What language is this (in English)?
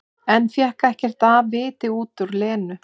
Icelandic